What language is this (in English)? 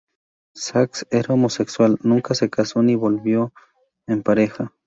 Spanish